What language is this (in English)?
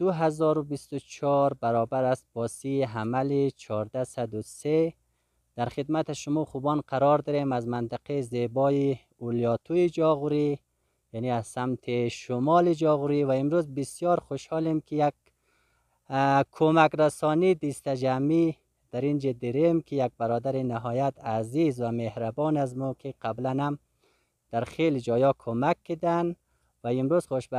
Persian